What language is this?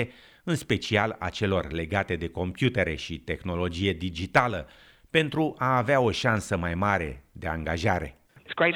Romanian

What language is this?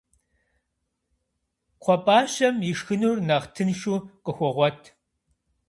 Kabardian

